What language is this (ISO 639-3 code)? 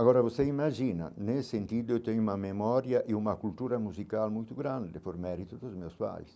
por